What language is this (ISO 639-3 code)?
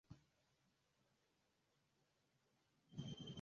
swa